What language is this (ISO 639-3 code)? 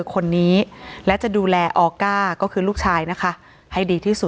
tha